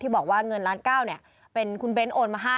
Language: Thai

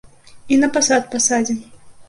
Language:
Belarusian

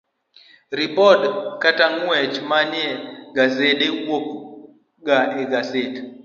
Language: Luo (Kenya and Tanzania)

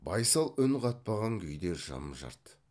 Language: Kazakh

